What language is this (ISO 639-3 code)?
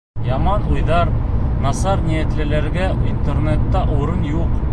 bak